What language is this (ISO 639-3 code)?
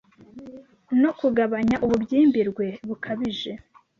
kin